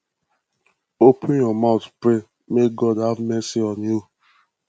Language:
Nigerian Pidgin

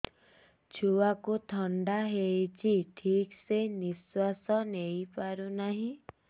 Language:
Odia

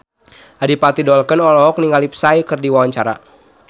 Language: Sundanese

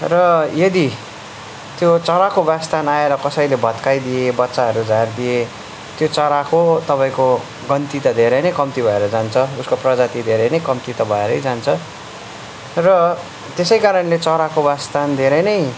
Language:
Nepali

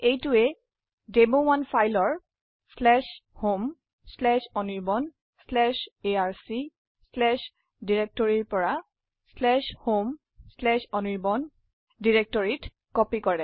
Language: Assamese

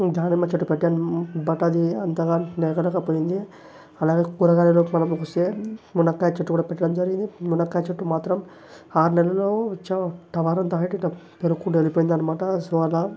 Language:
Telugu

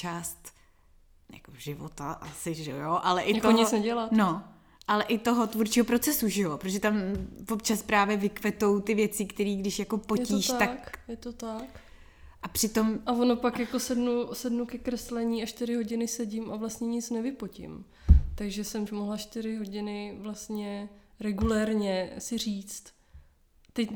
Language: Czech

